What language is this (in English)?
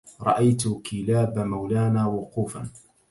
Arabic